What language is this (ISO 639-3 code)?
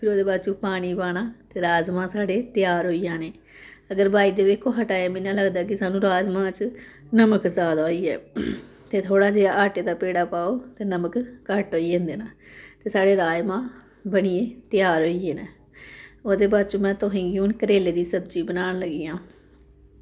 doi